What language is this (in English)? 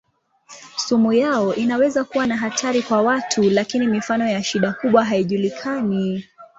Swahili